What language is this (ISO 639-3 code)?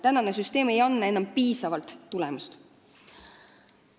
est